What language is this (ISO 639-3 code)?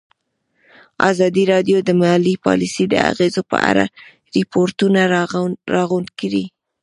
pus